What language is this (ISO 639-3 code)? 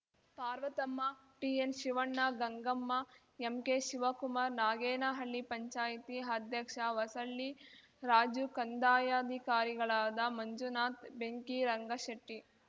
kan